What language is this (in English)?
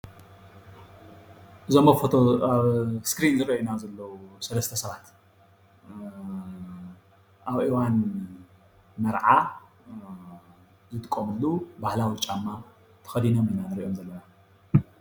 Tigrinya